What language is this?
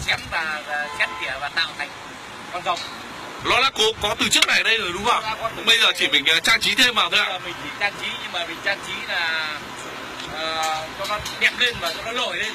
Vietnamese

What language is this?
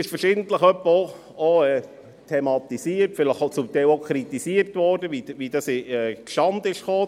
Swiss German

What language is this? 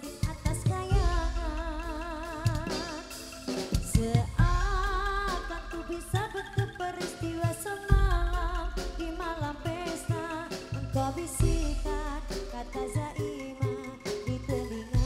Indonesian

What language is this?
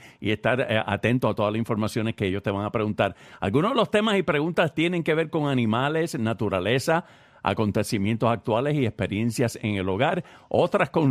Spanish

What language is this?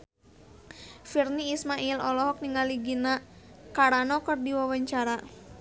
Sundanese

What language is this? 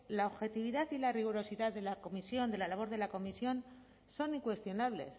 Spanish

